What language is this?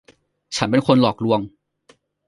Thai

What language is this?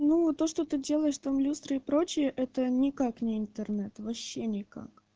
Russian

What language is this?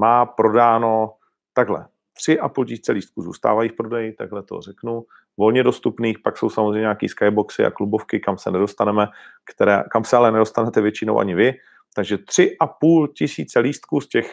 Czech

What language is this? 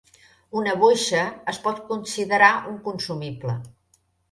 Catalan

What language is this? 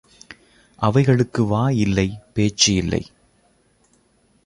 Tamil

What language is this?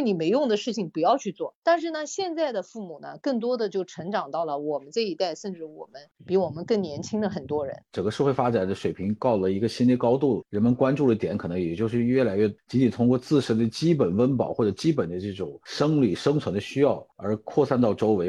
Chinese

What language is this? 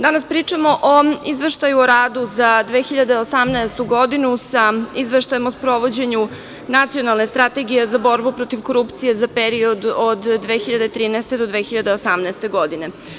Serbian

